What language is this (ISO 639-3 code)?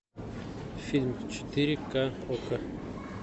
rus